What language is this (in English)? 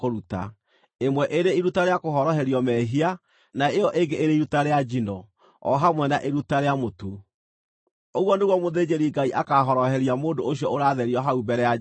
Kikuyu